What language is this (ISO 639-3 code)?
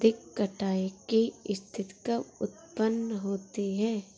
hin